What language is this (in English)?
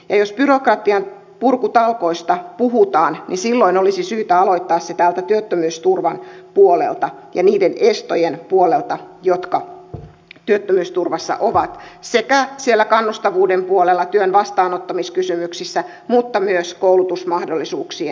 Finnish